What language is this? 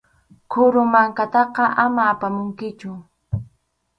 Arequipa-La Unión Quechua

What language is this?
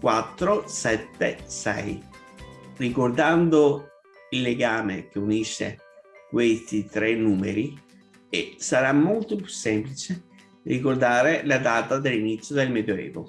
Italian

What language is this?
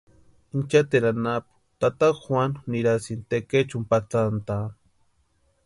Western Highland Purepecha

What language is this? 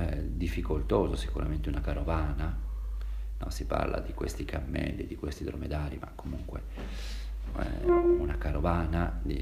Italian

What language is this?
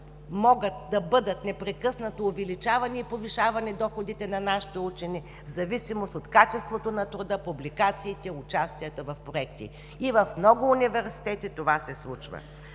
Bulgarian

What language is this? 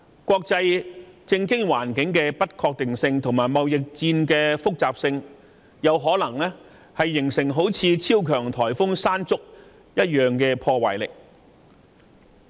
Cantonese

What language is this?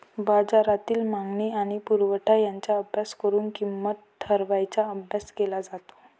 Marathi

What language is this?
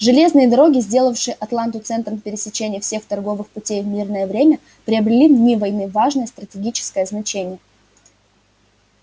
Russian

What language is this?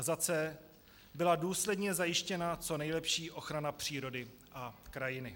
Czech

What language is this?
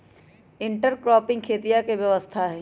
Magahi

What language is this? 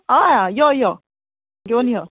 Konkani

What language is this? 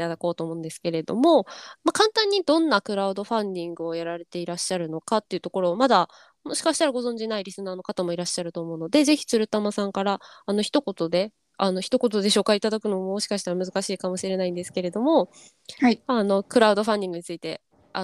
Japanese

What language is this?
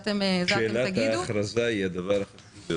Hebrew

